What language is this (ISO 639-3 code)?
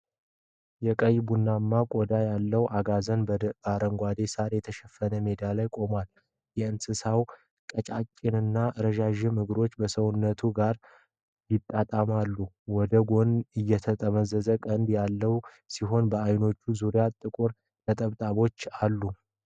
amh